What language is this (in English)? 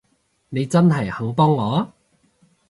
Cantonese